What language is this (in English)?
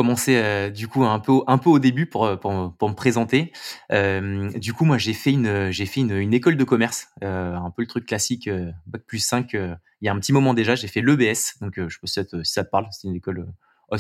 French